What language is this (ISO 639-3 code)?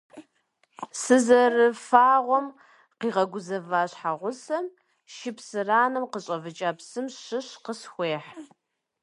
kbd